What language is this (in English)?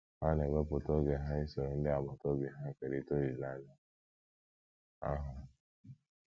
Igbo